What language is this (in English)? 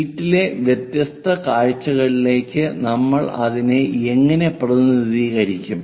Malayalam